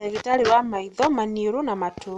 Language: Kikuyu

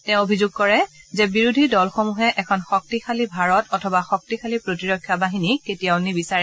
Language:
Assamese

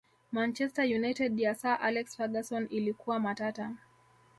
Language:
Swahili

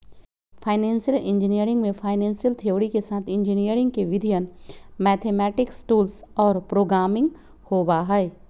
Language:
Magahi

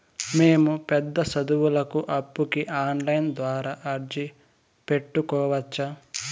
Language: Telugu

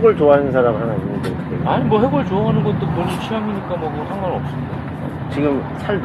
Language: Korean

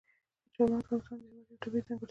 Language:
Pashto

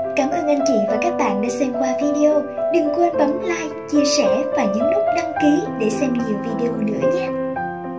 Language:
Vietnamese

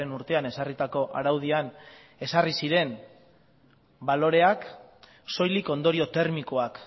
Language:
Basque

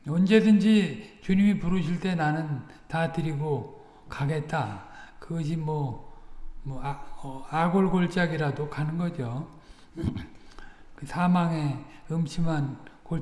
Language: Korean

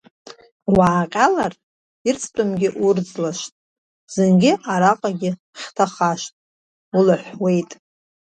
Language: Abkhazian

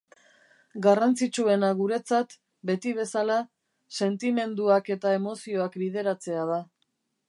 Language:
Basque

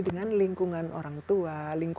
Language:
Indonesian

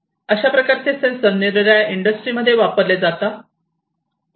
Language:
Marathi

